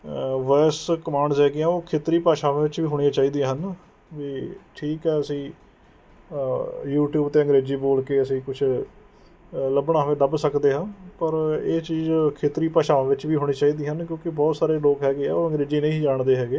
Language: Punjabi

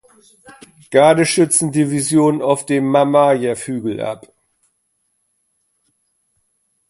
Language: German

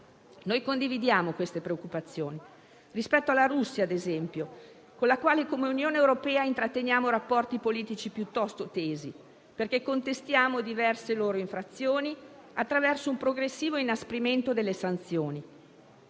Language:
Italian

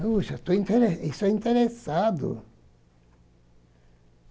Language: Portuguese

